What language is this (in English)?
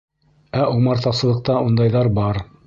Bashkir